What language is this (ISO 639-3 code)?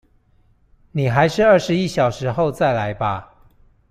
zho